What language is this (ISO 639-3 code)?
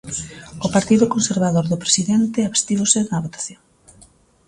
glg